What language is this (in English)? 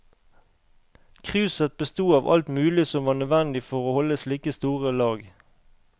Norwegian